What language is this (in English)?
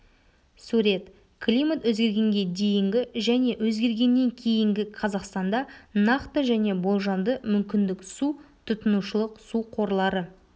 Kazakh